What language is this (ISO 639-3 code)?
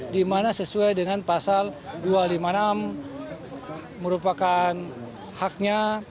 ind